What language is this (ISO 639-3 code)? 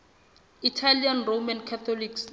sot